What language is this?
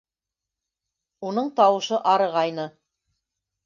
Bashkir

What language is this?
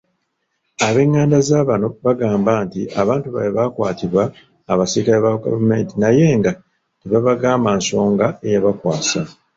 Ganda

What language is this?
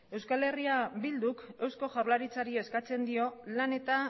Basque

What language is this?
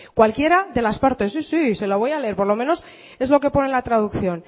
Spanish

